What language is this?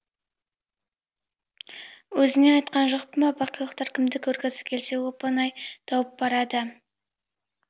Kazakh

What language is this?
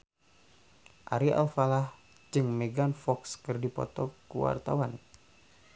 Sundanese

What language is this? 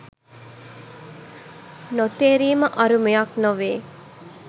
Sinhala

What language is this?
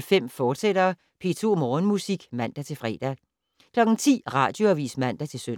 Danish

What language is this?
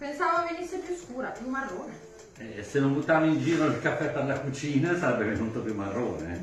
Italian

